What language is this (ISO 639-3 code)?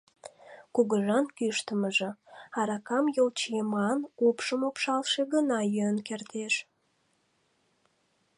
chm